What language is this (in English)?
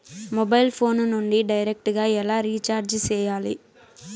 Telugu